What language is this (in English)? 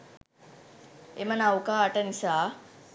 Sinhala